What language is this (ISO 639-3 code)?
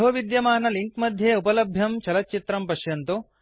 san